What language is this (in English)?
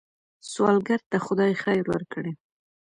Pashto